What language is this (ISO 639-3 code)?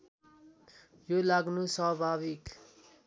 nep